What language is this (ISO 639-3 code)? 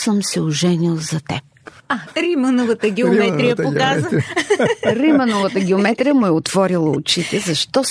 bul